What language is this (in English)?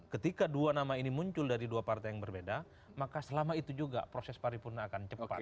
Indonesian